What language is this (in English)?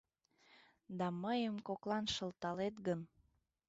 Mari